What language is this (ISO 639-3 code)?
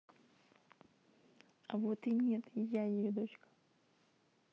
rus